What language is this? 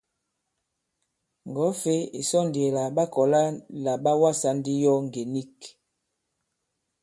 Bankon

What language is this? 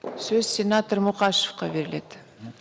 Kazakh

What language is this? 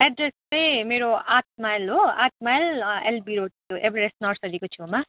Nepali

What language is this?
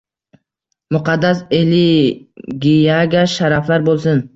Uzbek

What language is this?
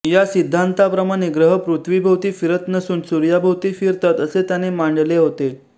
Marathi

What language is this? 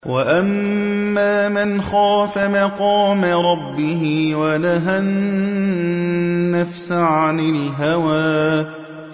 Arabic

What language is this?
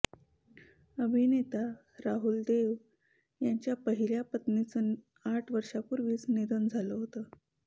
Marathi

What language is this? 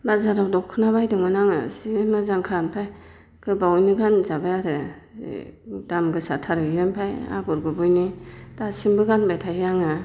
Bodo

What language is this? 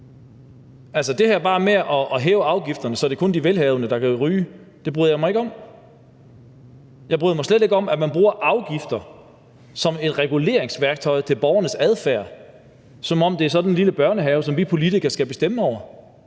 Danish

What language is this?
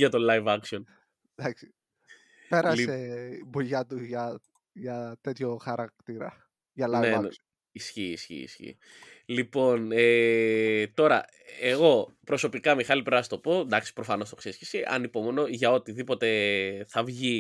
Greek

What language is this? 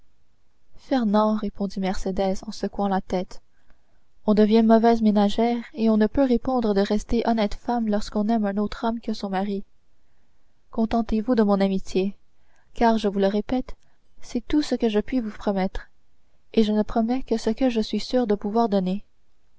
French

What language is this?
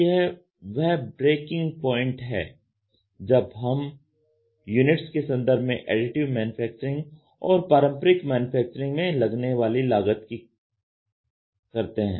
Hindi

